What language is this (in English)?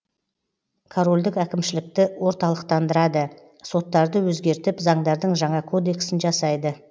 Kazakh